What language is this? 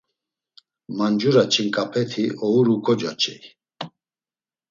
Laz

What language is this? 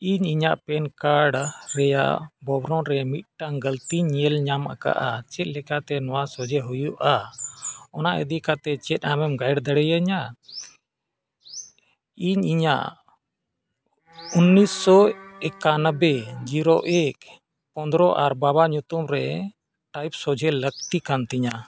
Santali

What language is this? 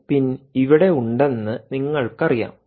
Malayalam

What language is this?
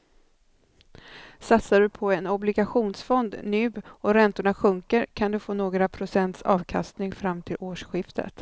Swedish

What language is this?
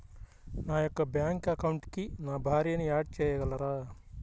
Telugu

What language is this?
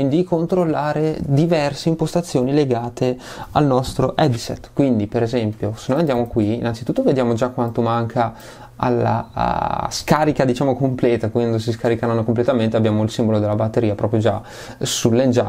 Italian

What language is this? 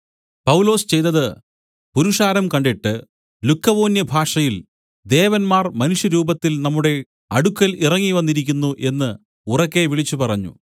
Malayalam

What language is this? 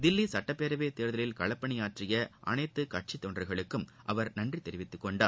Tamil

